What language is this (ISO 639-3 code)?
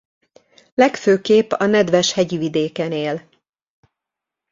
hun